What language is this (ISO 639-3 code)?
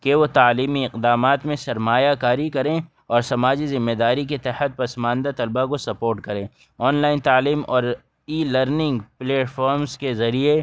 urd